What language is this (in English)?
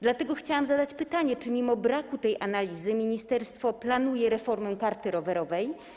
Polish